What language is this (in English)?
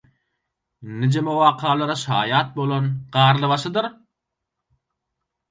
Turkmen